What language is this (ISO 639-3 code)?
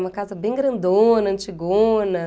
por